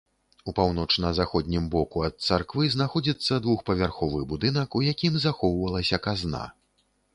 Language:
Belarusian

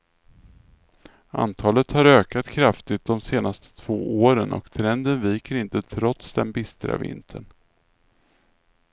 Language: Swedish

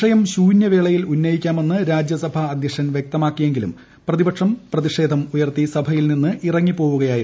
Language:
Malayalam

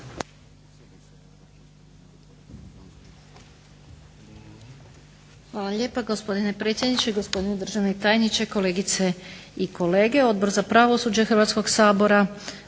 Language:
Croatian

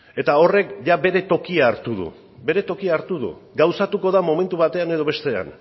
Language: Basque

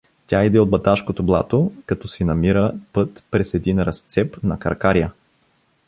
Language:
Bulgarian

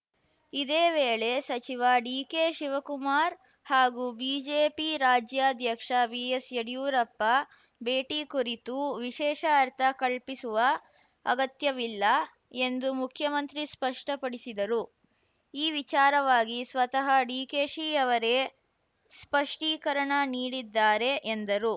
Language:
Kannada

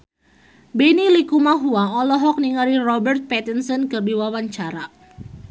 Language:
Sundanese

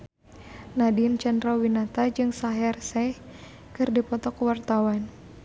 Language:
Sundanese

